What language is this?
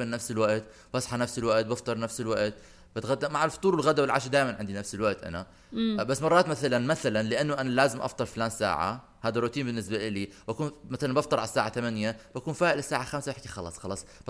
Arabic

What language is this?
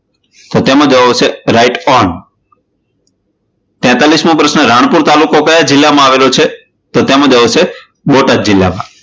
Gujarati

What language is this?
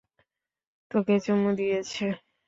Bangla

